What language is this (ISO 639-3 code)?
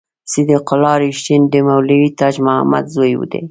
pus